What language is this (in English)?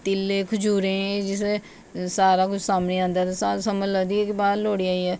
Dogri